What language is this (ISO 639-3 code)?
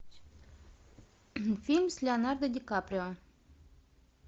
rus